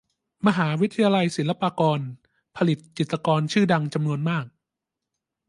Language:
Thai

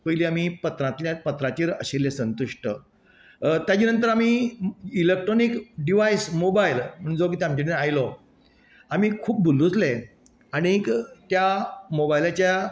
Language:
Konkani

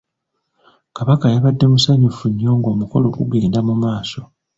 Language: Ganda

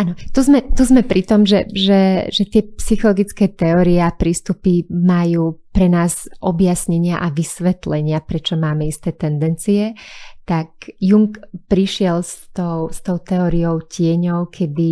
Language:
Slovak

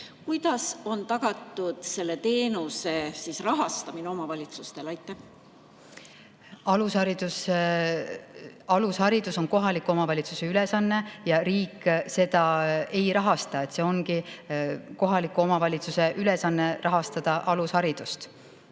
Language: Estonian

